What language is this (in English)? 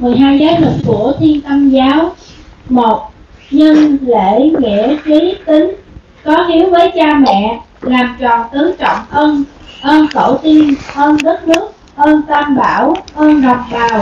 Vietnamese